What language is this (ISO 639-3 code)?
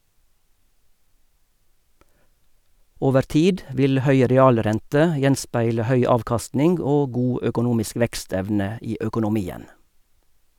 nor